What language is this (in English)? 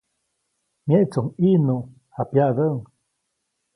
Copainalá Zoque